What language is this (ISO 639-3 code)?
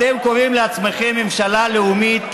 heb